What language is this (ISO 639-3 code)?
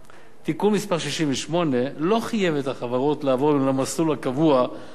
heb